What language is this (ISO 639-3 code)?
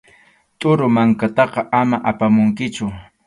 qxu